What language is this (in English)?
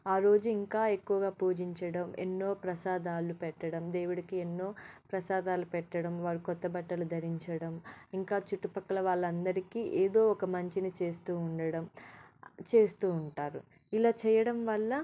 Telugu